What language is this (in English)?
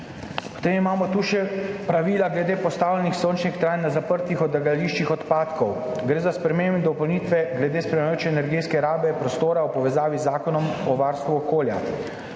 Slovenian